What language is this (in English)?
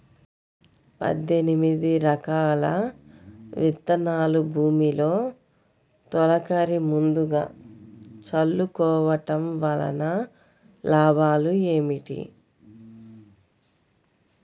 Telugu